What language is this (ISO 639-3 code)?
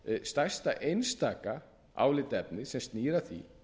isl